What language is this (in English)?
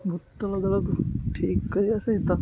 Odia